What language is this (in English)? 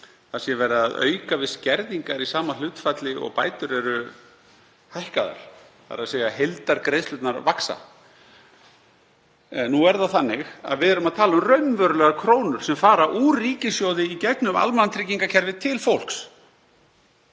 Icelandic